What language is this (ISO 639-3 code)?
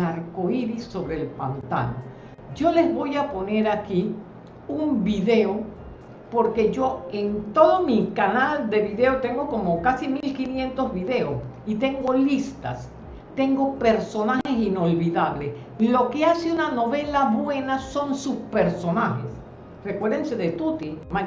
spa